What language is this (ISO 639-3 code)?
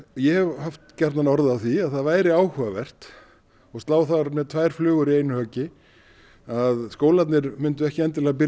isl